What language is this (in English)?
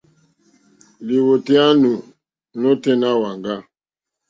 Mokpwe